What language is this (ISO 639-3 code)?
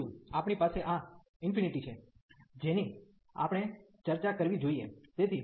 guj